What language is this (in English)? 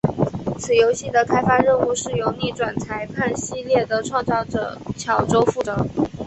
Chinese